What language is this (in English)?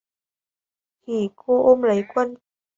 Vietnamese